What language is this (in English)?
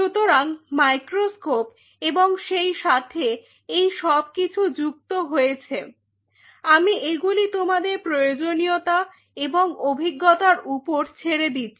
Bangla